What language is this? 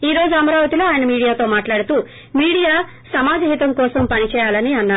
Telugu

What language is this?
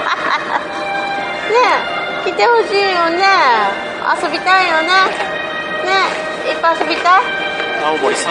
Japanese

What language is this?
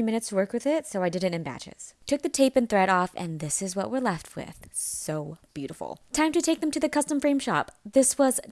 English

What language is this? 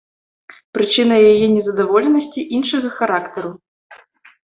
Belarusian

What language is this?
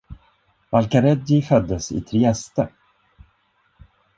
Swedish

